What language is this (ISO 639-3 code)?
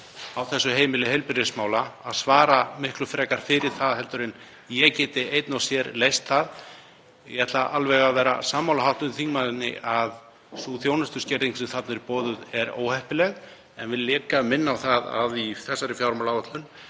isl